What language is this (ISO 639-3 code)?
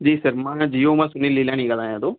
snd